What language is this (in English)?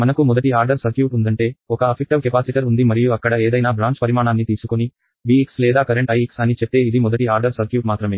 Telugu